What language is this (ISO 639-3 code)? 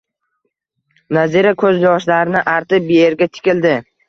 uzb